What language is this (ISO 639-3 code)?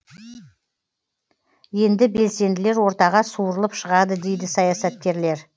kaz